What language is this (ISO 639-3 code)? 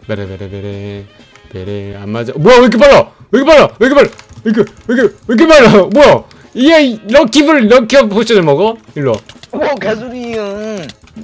kor